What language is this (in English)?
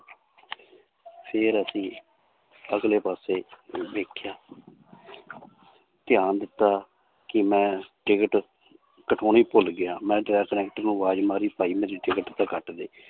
Punjabi